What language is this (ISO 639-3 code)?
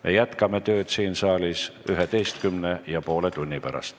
est